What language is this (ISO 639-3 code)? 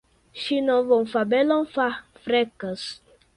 epo